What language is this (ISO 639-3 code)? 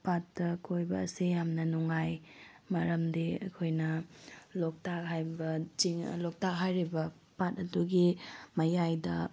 mni